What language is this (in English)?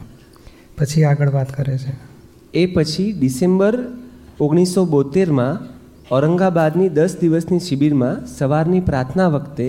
Gujarati